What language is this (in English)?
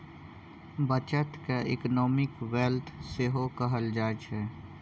Maithili